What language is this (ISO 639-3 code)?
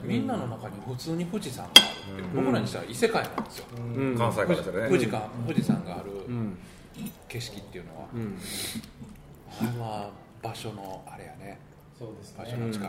jpn